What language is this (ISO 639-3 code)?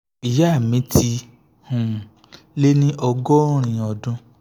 yor